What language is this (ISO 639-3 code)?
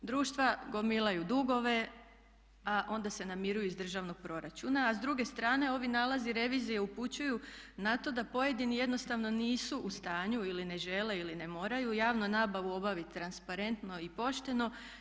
hrv